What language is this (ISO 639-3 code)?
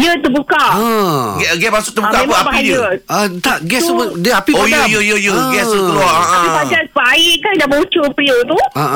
msa